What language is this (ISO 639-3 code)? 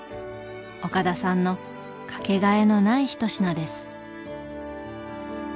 jpn